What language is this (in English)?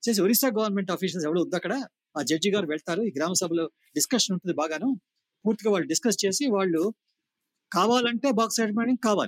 Telugu